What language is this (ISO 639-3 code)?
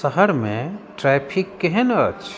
mai